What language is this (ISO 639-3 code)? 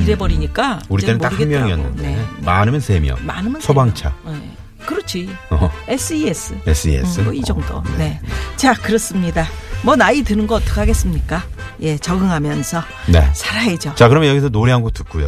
kor